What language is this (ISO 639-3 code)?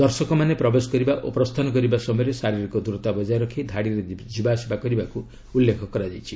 ori